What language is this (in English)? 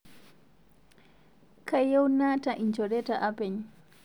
Masai